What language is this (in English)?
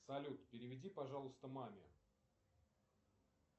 Russian